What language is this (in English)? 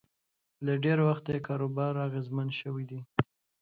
Pashto